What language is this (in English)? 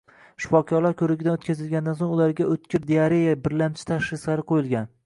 Uzbek